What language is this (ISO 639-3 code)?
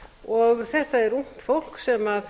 isl